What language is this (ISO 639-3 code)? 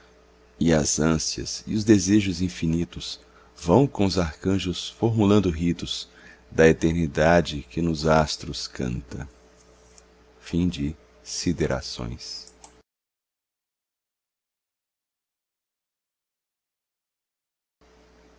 por